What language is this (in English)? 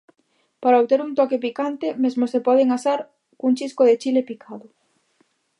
Galician